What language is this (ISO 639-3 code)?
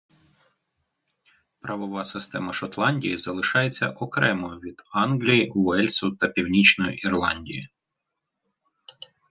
ukr